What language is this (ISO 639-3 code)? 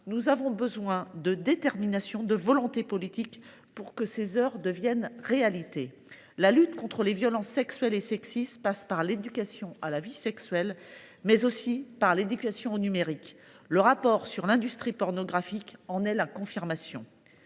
fra